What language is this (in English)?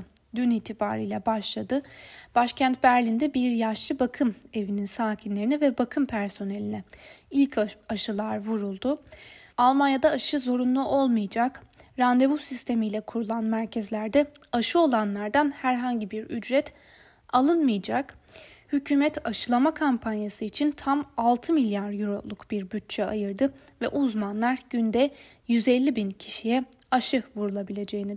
Turkish